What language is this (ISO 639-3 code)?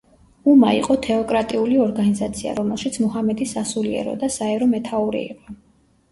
kat